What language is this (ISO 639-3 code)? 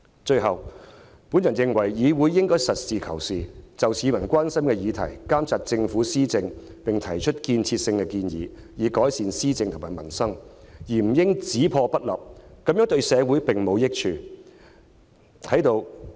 yue